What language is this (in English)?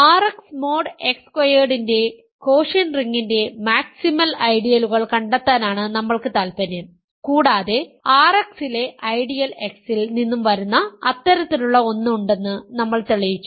Malayalam